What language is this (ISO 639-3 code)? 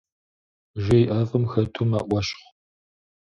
kbd